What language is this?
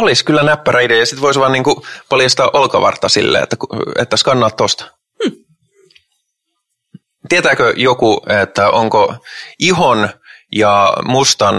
Finnish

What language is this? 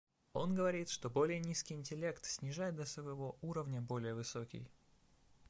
Russian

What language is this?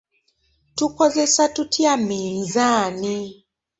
Ganda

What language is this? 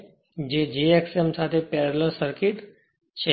Gujarati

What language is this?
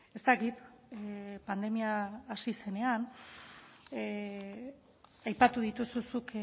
Basque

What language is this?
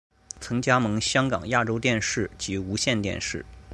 Chinese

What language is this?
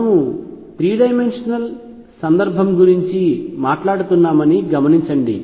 Telugu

